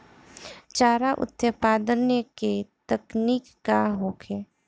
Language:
Bhojpuri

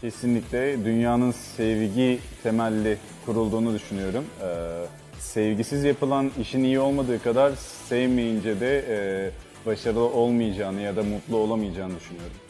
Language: Turkish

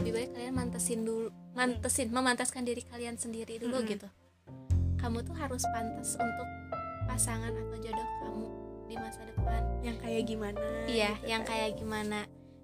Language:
Indonesian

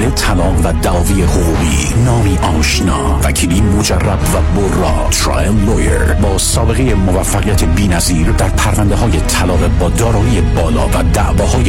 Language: Persian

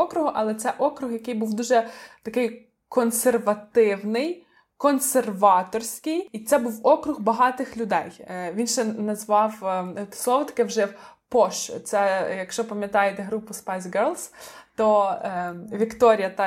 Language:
Ukrainian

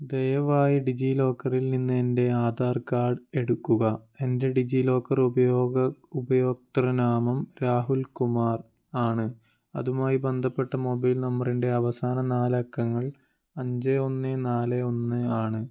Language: Malayalam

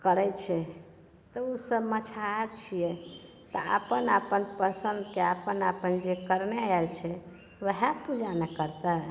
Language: Maithili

